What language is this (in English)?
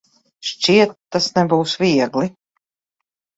Latvian